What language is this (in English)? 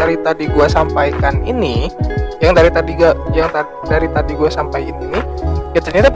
Indonesian